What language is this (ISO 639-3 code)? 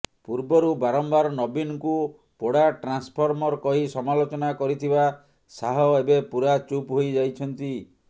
ori